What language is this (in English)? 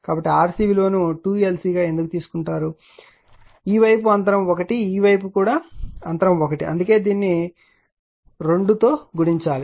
Telugu